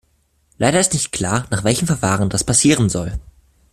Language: German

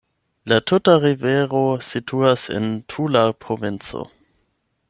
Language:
Esperanto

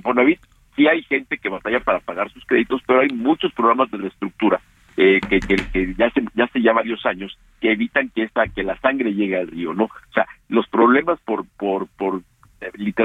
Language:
Spanish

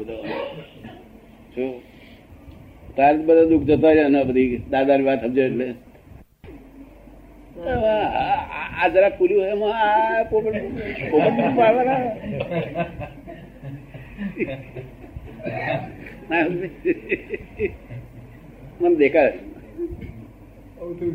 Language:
Gujarati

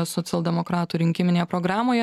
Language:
Lithuanian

